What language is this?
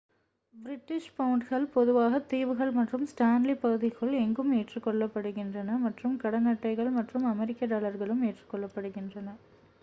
Tamil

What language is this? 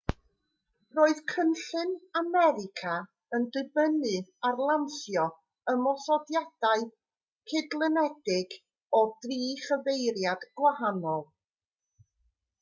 Welsh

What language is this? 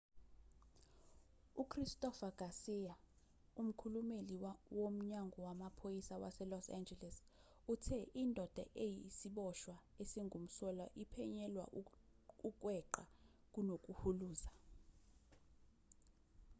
Zulu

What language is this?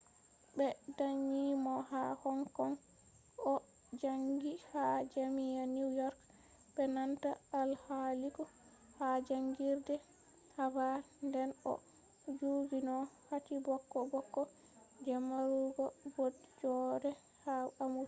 Fula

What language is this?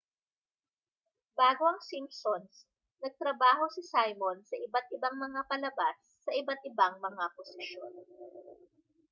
Filipino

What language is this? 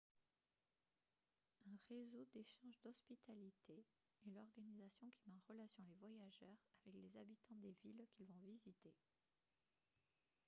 French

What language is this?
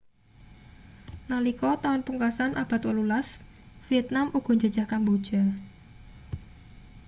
Javanese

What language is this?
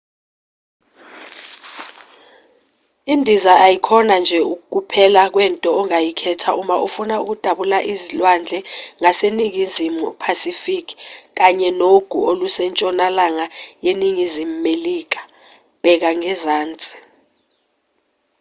Zulu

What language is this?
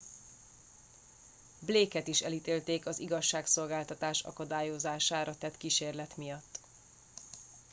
Hungarian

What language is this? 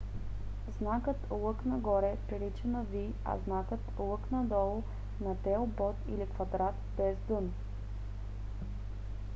Bulgarian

